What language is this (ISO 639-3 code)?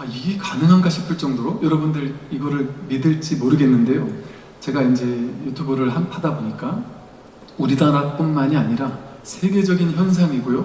kor